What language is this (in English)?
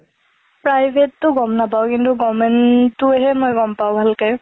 Assamese